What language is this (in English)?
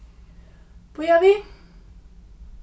Faroese